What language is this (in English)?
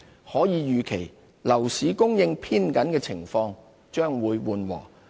Cantonese